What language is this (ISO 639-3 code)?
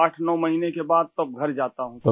urd